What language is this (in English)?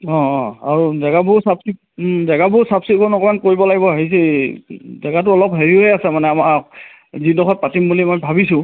Assamese